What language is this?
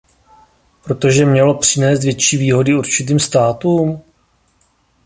Czech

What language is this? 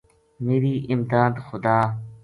Gujari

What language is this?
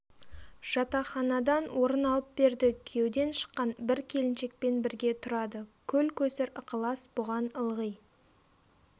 Kazakh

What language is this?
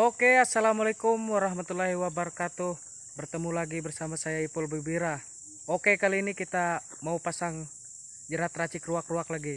Indonesian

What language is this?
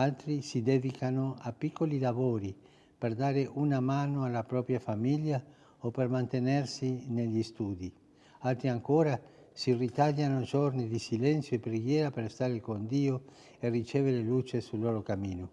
Italian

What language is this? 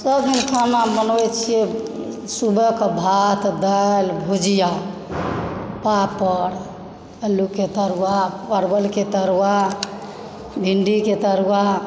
Maithili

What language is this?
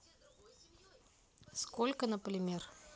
Russian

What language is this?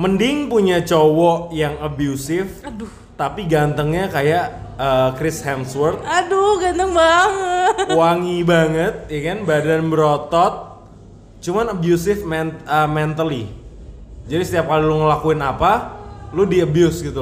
Indonesian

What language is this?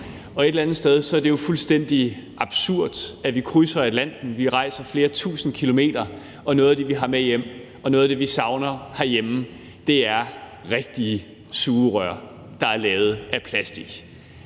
Danish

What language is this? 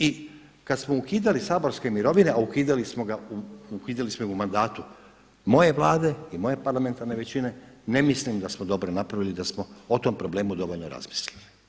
Croatian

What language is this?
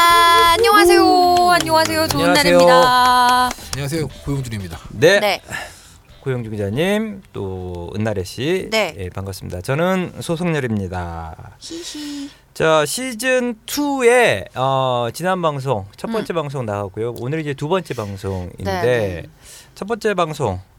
Korean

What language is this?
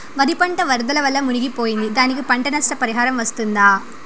Telugu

